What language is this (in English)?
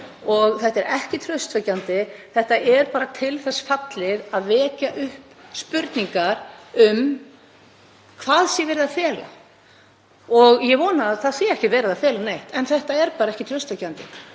Icelandic